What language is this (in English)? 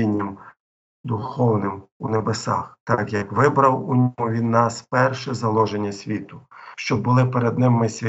Ukrainian